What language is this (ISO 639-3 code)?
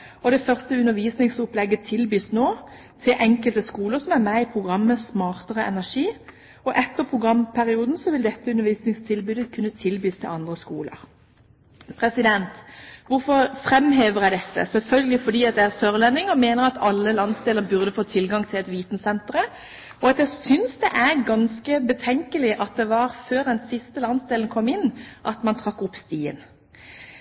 nob